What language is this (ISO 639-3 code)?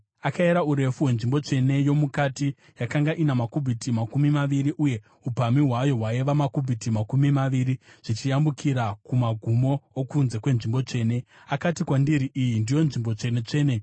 sna